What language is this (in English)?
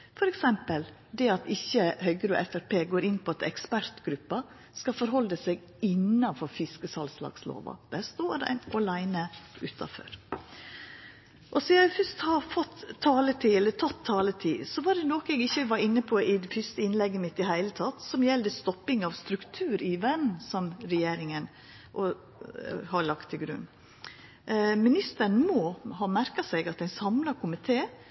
Norwegian Nynorsk